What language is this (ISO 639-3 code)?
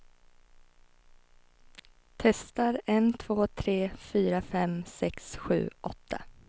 swe